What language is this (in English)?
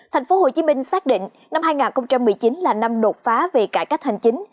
Vietnamese